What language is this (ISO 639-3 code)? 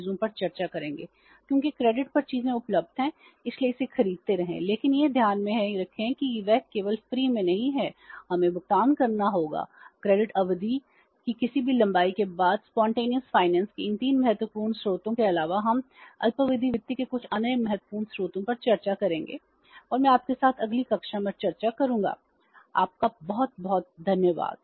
hin